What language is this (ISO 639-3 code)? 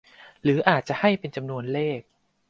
tha